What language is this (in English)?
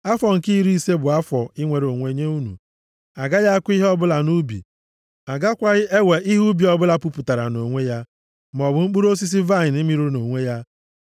Igbo